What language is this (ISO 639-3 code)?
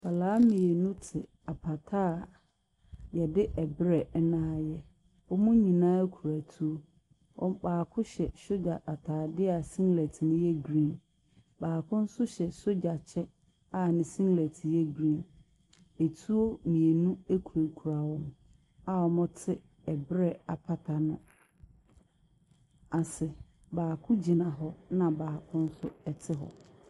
aka